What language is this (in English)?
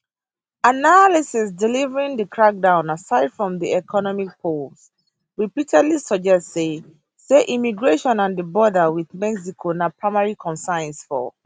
Nigerian Pidgin